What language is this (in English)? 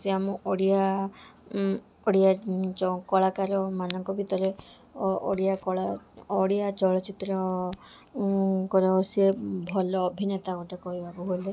Odia